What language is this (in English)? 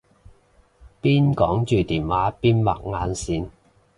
Cantonese